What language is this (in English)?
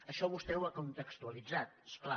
Catalan